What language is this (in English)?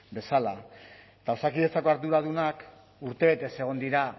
Basque